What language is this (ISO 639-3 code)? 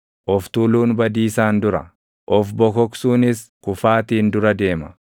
orm